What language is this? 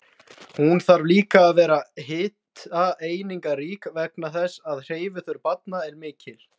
Icelandic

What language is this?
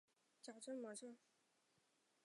Chinese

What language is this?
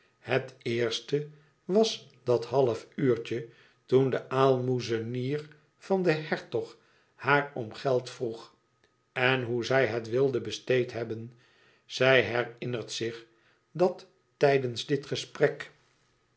Dutch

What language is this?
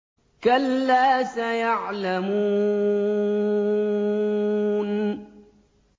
Arabic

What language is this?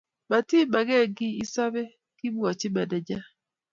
Kalenjin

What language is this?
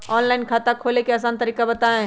Magahi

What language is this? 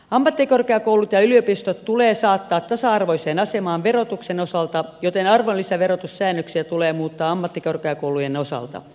Finnish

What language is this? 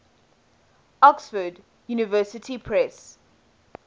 English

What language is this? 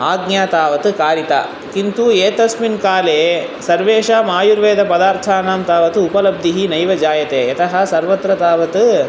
Sanskrit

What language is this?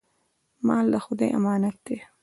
Pashto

